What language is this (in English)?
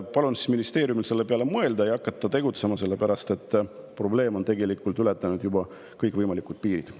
Estonian